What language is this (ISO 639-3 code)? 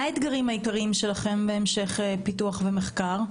heb